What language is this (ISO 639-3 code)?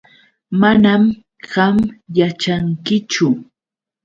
qux